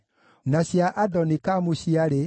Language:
Kikuyu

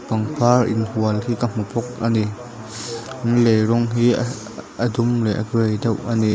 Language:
Mizo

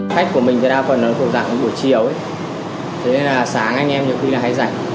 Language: Vietnamese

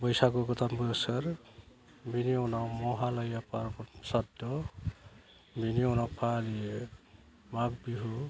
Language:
Bodo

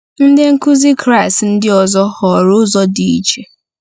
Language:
Igbo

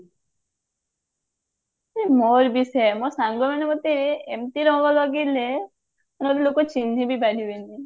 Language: Odia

